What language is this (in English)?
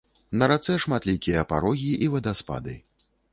Belarusian